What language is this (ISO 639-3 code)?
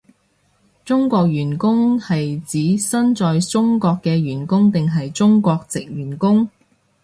yue